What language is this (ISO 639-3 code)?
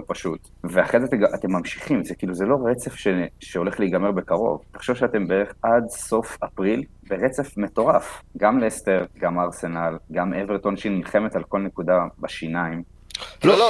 heb